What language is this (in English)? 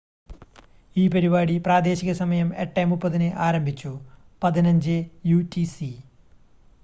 Malayalam